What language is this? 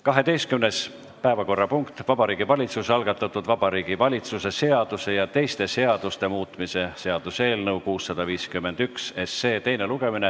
Estonian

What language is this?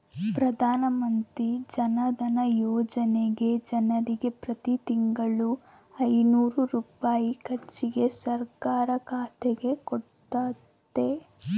Kannada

